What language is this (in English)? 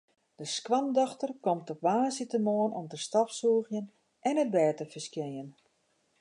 Western Frisian